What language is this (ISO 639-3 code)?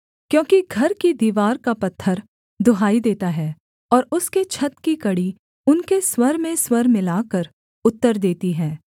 hin